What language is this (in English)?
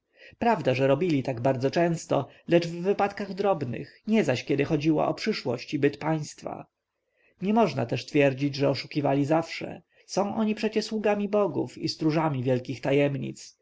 Polish